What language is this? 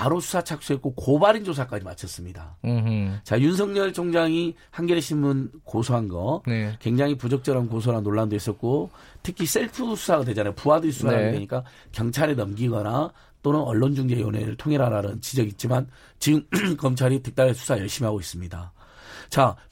Korean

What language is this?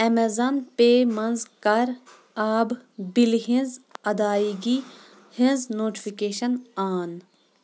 Kashmiri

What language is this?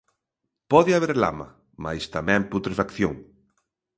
Galician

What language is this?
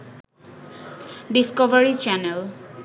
Bangla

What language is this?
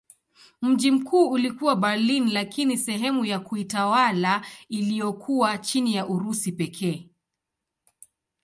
Swahili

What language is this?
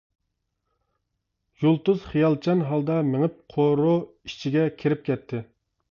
Uyghur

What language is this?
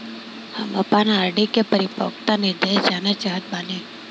Bhojpuri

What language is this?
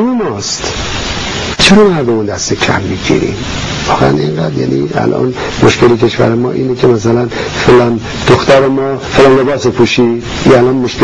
Persian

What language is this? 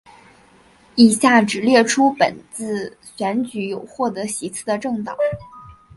Chinese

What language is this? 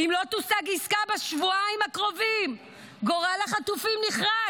Hebrew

